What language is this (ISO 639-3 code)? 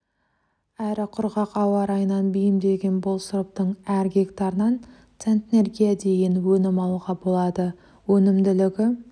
kaz